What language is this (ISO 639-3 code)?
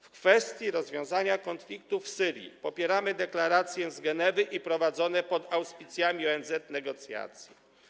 pol